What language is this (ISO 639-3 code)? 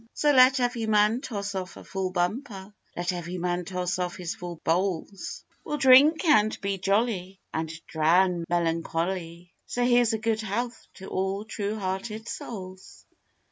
eng